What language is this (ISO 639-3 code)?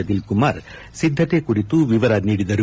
kan